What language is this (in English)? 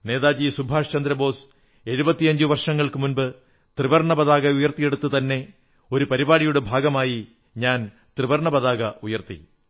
Malayalam